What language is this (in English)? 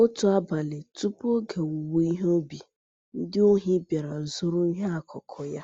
Igbo